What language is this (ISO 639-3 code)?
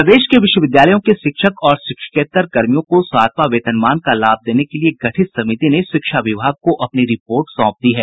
hin